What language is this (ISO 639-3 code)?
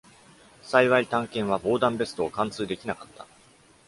jpn